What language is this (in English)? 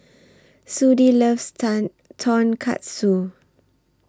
English